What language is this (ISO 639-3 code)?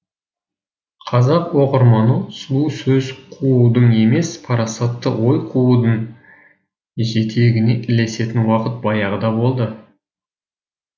kaz